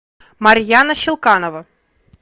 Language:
Russian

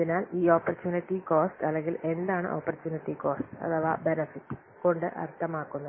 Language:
Malayalam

